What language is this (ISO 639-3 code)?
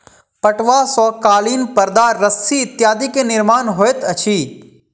mai